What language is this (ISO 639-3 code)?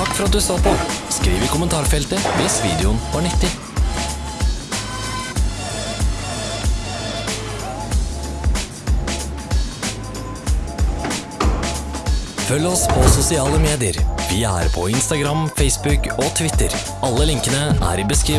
nor